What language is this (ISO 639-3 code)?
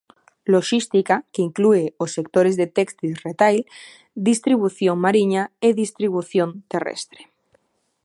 glg